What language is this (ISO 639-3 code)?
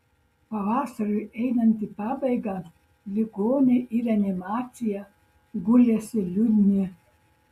lit